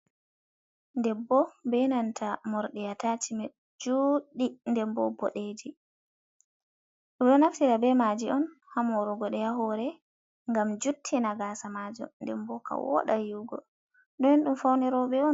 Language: Fula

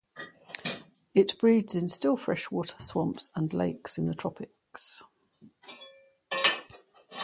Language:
English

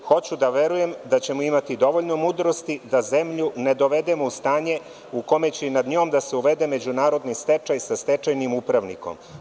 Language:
Serbian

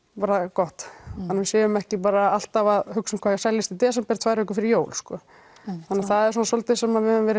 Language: Icelandic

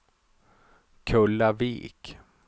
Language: Swedish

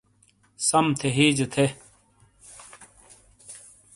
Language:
Shina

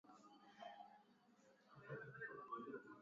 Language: Swahili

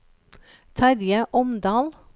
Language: Norwegian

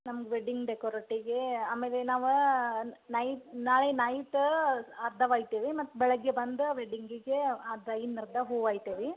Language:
Kannada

